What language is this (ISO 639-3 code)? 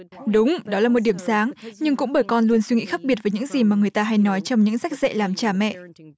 vie